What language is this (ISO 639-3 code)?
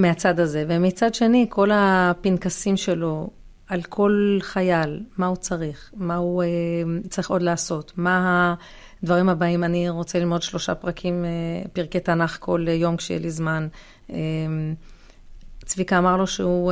heb